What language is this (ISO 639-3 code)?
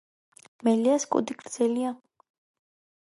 kat